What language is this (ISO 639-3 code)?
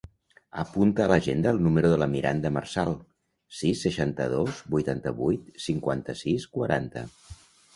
cat